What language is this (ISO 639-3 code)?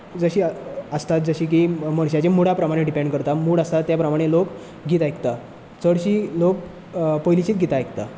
kok